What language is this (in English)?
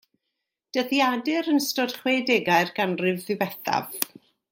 Welsh